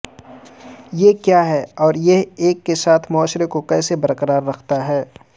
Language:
Urdu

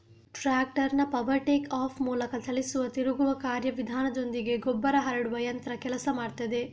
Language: Kannada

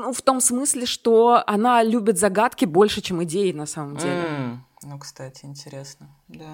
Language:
Russian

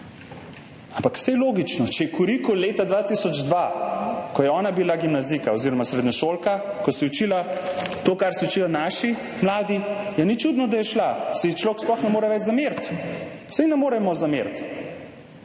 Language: Slovenian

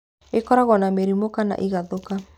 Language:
Kikuyu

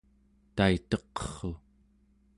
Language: Central Yupik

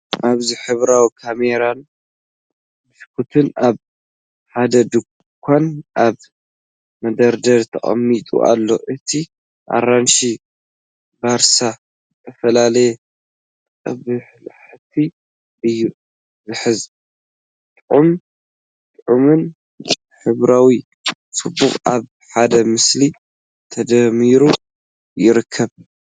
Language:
Tigrinya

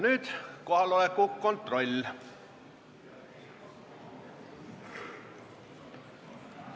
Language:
Estonian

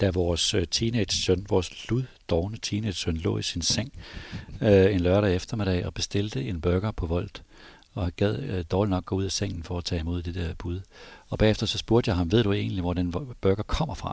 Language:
Danish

